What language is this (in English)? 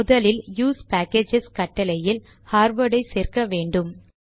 Tamil